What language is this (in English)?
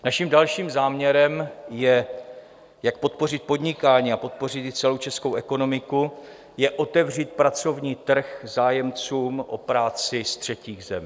Czech